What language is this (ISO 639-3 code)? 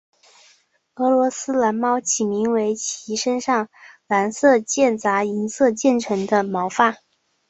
zho